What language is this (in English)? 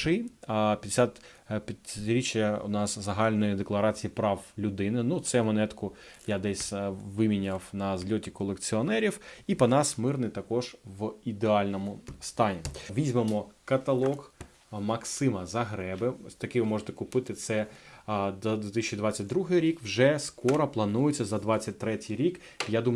Ukrainian